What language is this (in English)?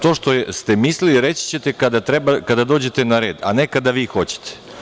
Serbian